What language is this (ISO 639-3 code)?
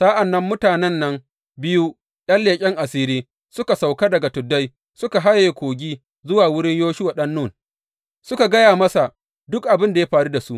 hau